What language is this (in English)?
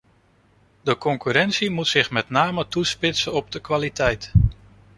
Dutch